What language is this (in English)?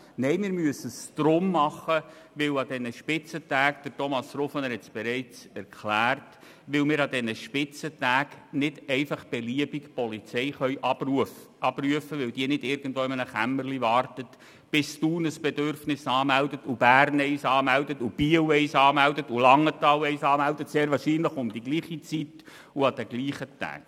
Swiss German